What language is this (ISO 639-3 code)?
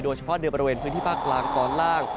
tha